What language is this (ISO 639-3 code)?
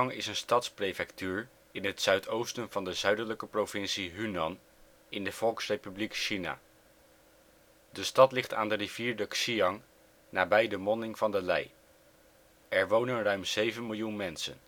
nld